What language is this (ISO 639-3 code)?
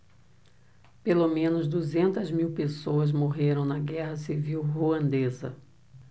por